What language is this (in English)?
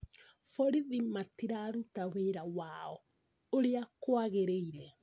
Kikuyu